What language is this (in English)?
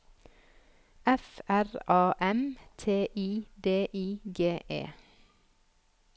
Norwegian